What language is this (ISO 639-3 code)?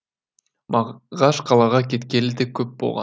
kaz